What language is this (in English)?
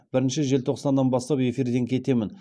Kazakh